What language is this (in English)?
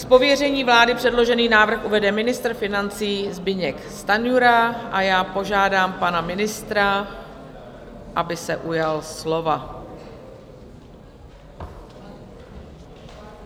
Czech